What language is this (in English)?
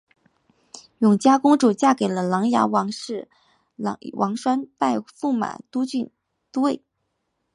Chinese